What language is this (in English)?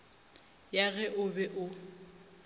Northern Sotho